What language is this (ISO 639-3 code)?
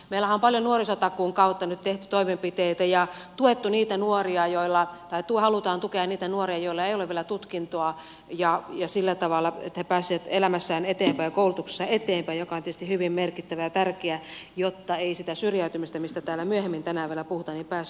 fin